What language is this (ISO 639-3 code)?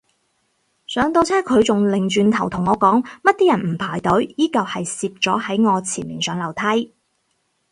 yue